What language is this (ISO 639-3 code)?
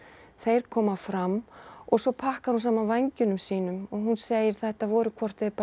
isl